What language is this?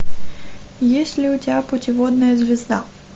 Russian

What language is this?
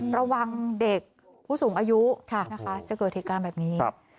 Thai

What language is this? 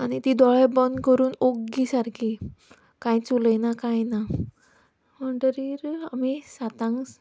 Konkani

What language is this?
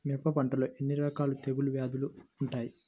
Telugu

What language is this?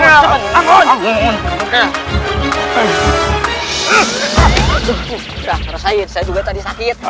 Indonesian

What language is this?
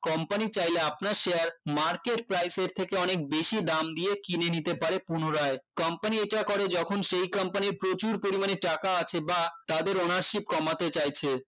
Bangla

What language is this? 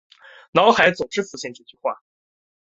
Chinese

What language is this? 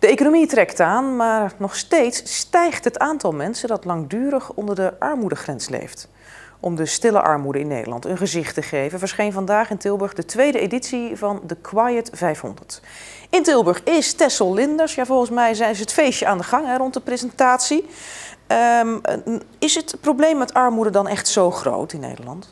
Dutch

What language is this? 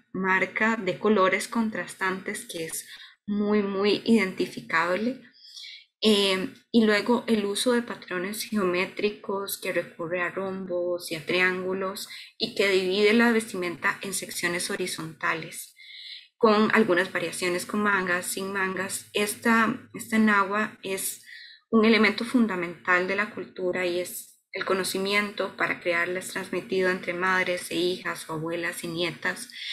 Spanish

